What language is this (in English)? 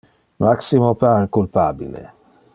Interlingua